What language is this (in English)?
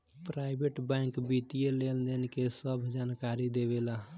Bhojpuri